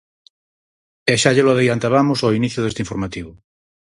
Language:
Galician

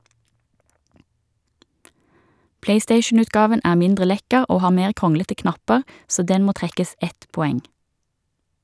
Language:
Norwegian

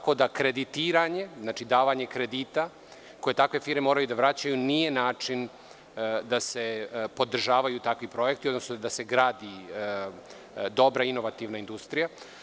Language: Serbian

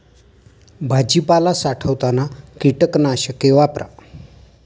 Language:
Marathi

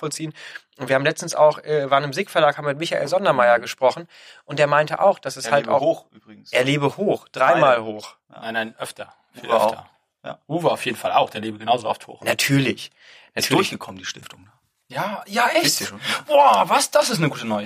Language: German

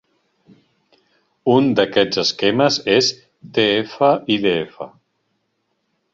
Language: Catalan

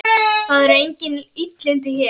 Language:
Icelandic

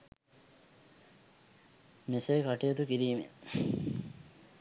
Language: Sinhala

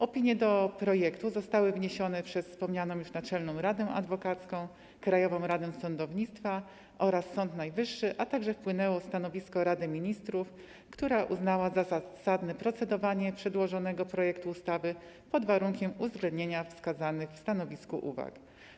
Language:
Polish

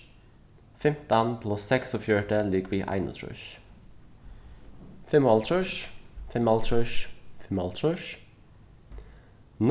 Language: Faroese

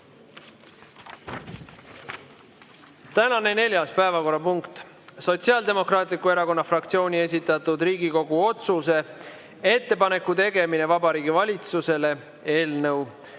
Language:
Estonian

